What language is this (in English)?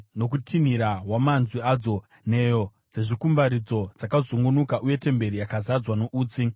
Shona